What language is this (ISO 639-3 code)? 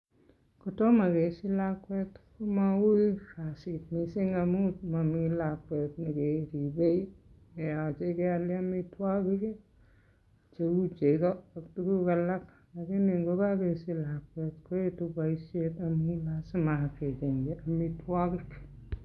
kln